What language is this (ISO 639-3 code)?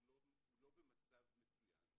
heb